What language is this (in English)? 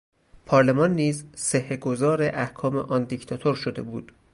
Persian